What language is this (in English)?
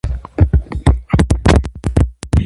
Armenian